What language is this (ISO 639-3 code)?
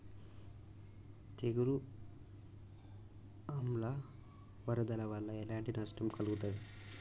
tel